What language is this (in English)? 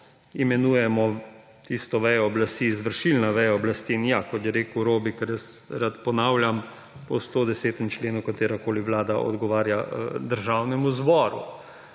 Slovenian